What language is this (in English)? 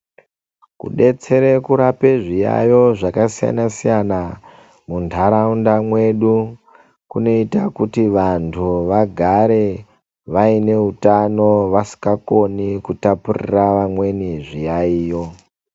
Ndau